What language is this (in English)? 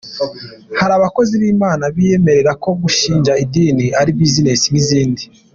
Kinyarwanda